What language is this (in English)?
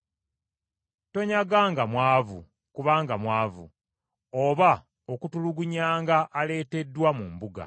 Ganda